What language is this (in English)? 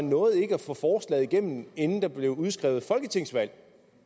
Danish